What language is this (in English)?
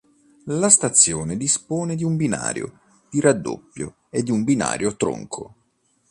Italian